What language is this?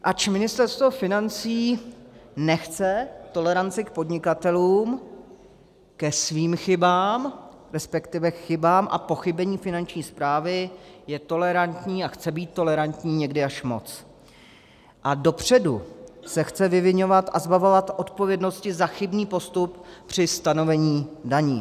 Czech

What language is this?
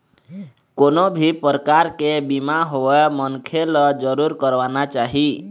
Chhattisgarhi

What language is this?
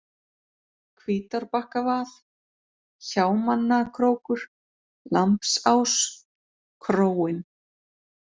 Icelandic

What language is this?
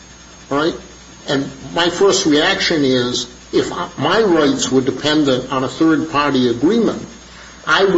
English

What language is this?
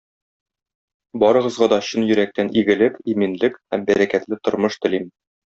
Tatar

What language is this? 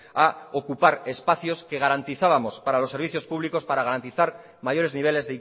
Spanish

